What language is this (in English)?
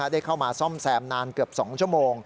Thai